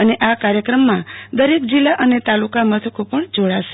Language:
Gujarati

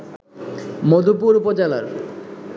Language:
Bangla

